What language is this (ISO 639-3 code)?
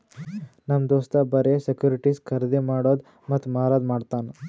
kan